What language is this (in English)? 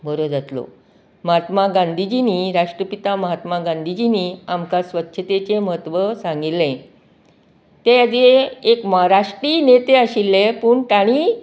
Konkani